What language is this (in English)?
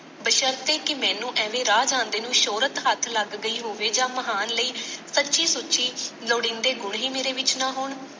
Punjabi